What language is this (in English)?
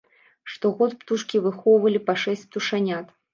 Belarusian